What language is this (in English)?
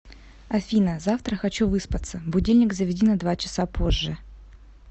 Russian